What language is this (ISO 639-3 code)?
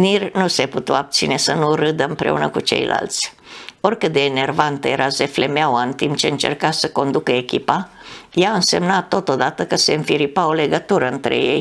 ron